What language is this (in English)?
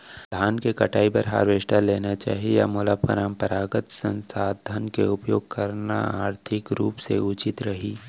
Chhattisgarhi